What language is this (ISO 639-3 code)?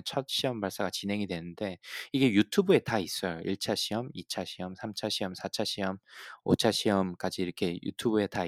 kor